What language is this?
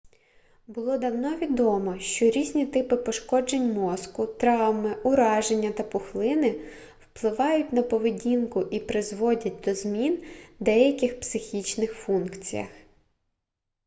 Ukrainian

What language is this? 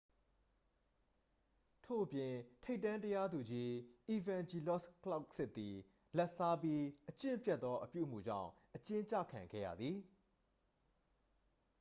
Burmese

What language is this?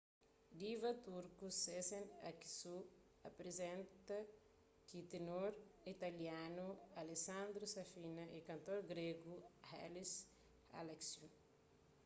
Kabuverdianu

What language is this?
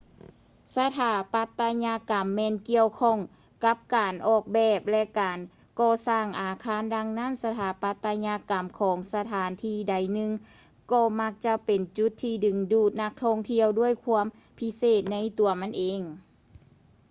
Lao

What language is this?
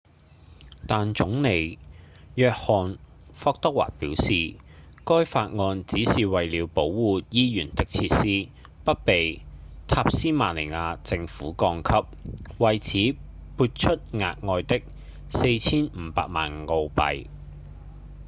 Cantonese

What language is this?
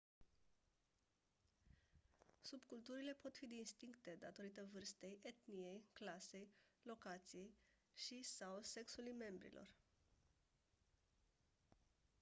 Romanian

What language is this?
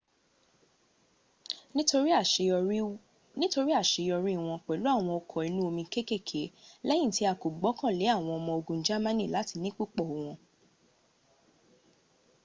Yoruba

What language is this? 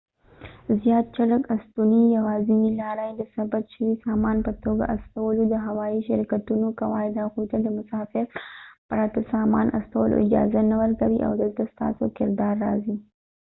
Pashto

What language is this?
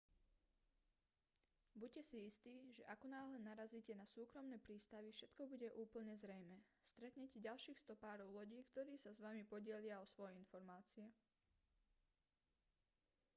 Slovak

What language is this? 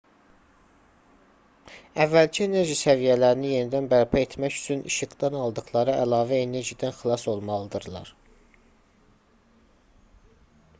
Azerbaijani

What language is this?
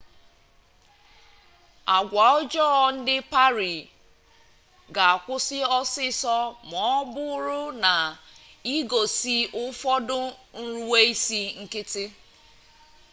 Igbo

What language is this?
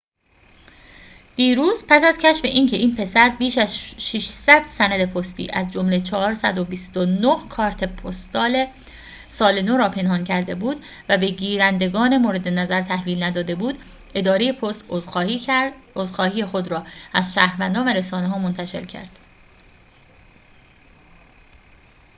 Persian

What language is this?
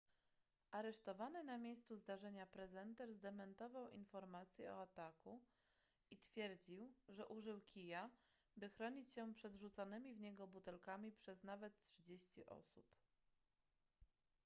Polish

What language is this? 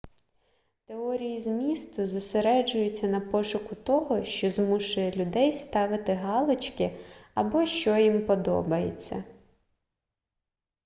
Ukrainian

